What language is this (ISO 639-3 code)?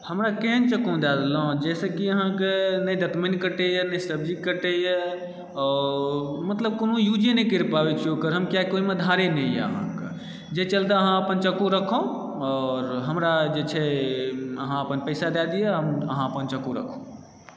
mai